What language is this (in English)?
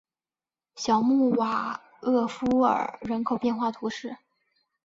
Chinese